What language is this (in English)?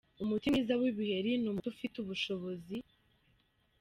Kinyarwanda